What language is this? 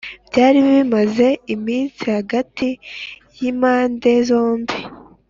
Kinyarwanda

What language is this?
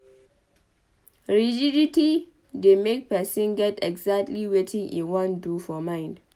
Nigerian Pidgin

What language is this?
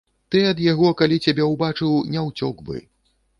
Belarusian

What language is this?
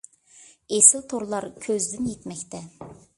Uyghur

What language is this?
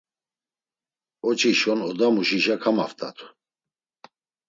Laz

